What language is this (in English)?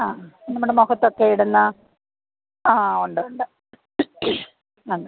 Malayalam